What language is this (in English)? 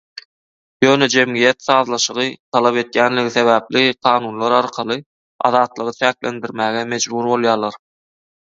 Turkmen